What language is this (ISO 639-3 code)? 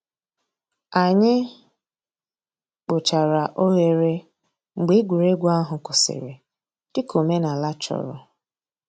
ibo